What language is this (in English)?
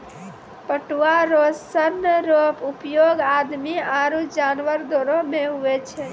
Maithili